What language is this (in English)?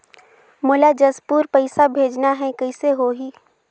Chhattisgarhi